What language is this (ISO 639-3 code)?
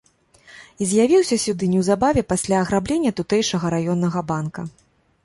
bel